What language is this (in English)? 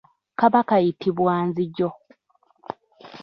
Ganda